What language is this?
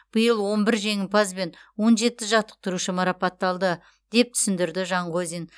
Kazakh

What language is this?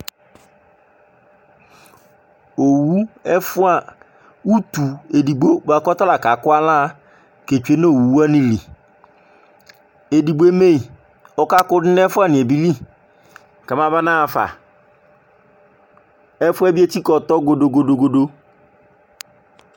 Ikposo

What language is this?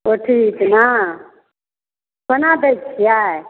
Maithili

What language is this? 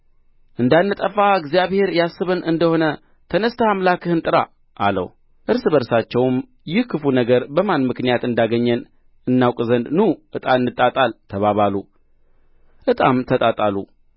Amharic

